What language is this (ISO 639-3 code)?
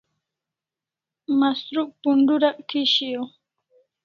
kls